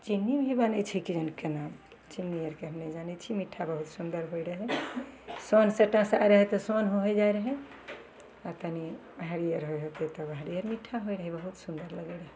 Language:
Maithili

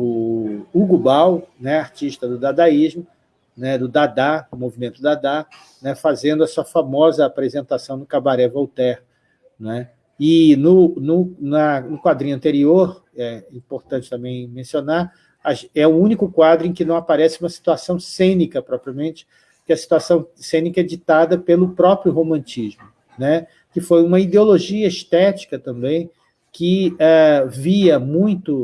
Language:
Portuguese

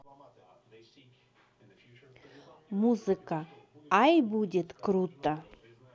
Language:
Russian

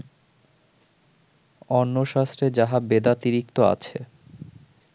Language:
Bangla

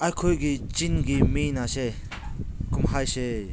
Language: Manipuri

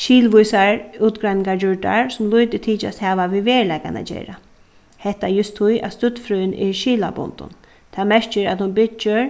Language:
Faroese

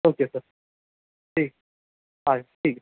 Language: Urdu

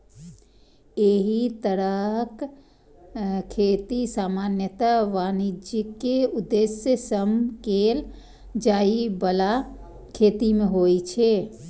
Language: Maithili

